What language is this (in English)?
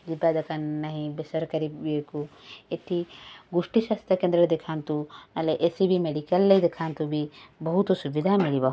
Odia